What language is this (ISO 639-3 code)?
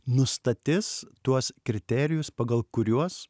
lit